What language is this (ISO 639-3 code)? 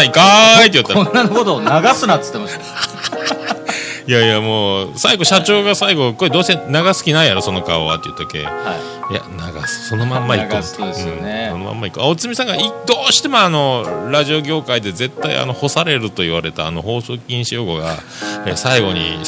jpn